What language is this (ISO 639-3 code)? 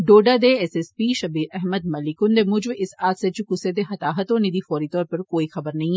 doi